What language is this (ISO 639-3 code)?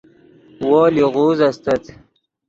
ydg